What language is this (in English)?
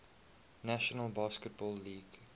English